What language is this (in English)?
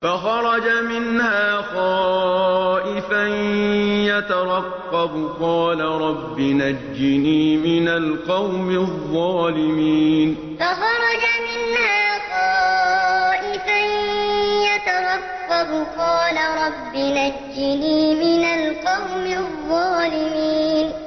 Arabic